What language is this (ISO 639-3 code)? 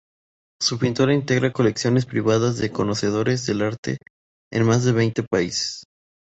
spa